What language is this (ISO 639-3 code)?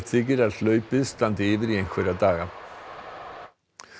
isl